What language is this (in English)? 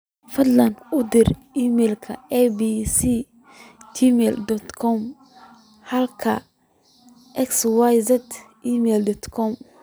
Somali